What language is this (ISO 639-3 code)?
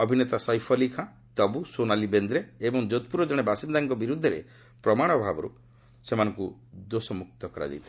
ori